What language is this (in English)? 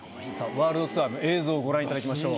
Japanese